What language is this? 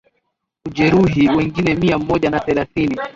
Swahili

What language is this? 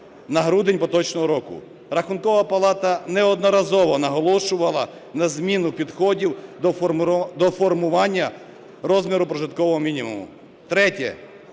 Ukrainian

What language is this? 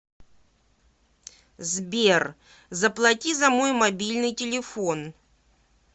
Russian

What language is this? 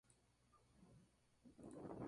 Spanish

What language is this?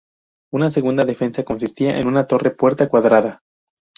Spanish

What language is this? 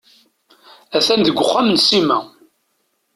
Kabyle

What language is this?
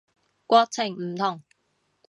Cantonese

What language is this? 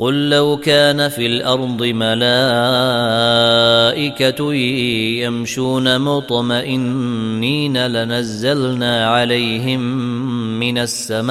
Arabic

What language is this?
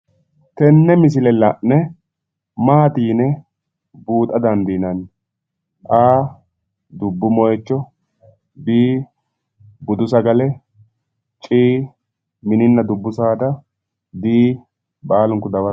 Sidamo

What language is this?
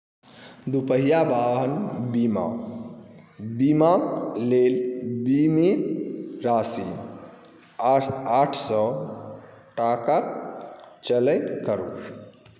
Maithili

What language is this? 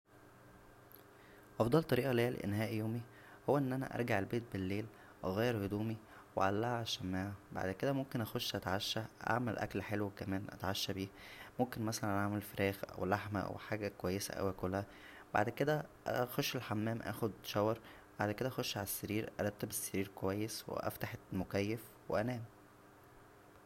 Egyptian Arabic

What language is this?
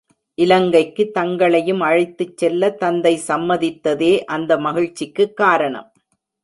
Tamil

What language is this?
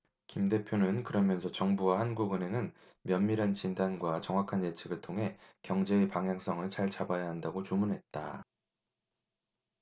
Korean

